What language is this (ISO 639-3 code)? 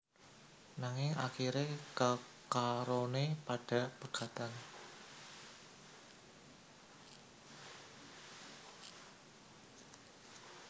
jav